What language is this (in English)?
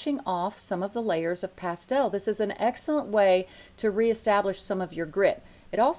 English